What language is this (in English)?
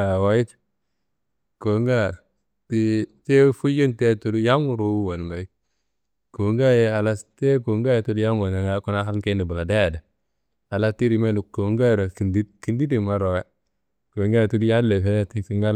Kanembu